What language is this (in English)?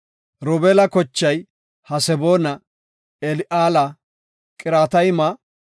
Gofa